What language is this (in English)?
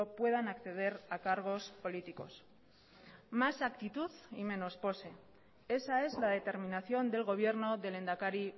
Spanish